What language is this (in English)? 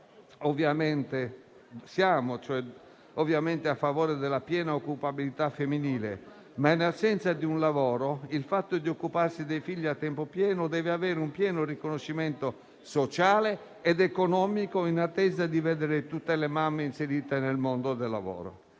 Italian